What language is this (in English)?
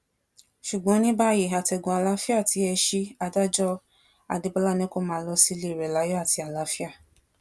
Yoruba